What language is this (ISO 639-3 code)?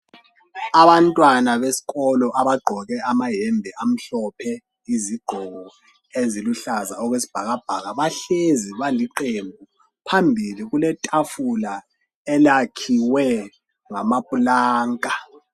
nde